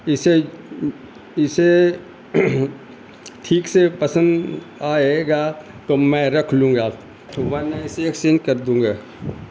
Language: Urdu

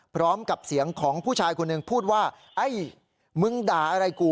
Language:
Thai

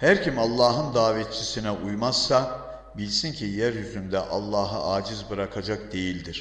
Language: Turkish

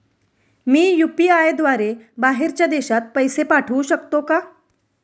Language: Marathi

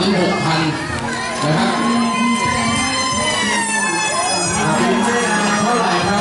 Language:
Thai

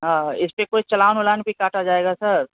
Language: Urdu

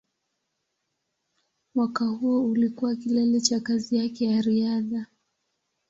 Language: Swahili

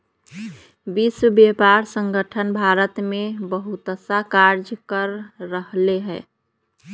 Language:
Magahi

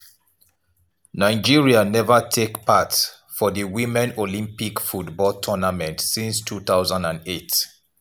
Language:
Nigerian Pidgin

